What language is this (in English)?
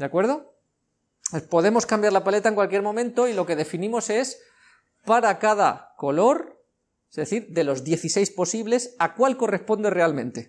Spanish